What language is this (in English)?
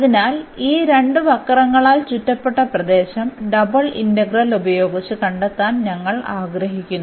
Malayalam